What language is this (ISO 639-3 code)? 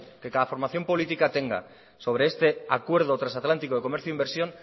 spa